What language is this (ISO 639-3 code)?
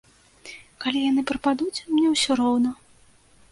bel